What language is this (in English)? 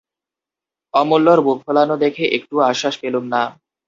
Bangla